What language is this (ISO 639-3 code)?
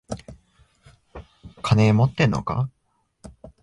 jpn